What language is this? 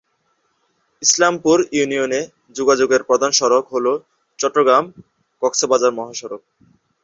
Bangla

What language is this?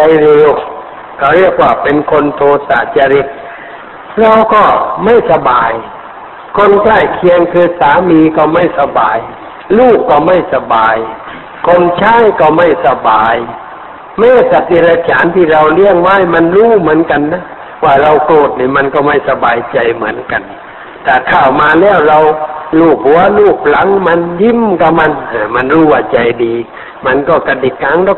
Thai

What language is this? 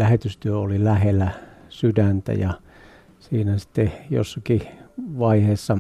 Finnish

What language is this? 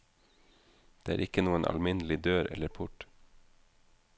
Norwegian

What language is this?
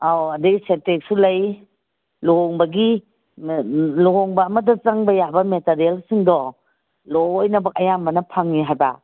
Manipuri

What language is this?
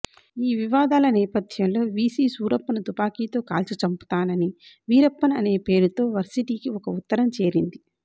Telugu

